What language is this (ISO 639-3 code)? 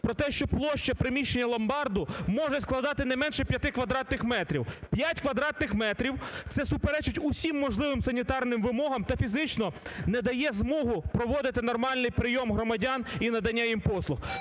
ukr